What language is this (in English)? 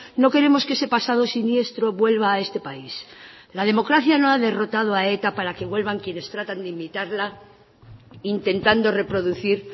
Spanish